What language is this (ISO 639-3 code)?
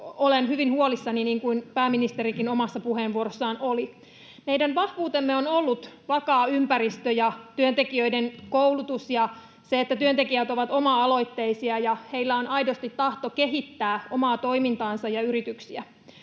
fin